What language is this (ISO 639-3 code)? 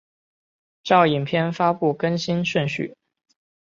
zho